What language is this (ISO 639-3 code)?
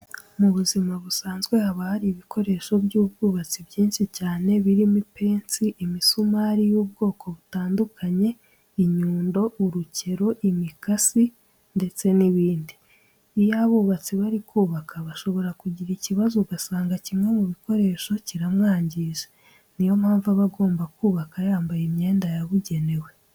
kin